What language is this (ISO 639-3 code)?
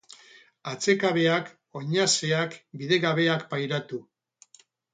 eus